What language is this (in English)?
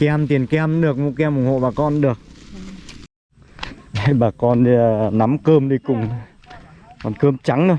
Vietnamese